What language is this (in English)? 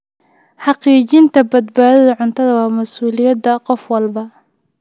Somali